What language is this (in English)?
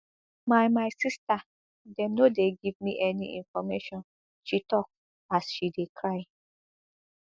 Nigerian Pidgin